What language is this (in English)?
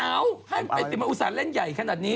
Thai